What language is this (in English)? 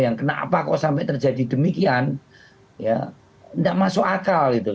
Indonesian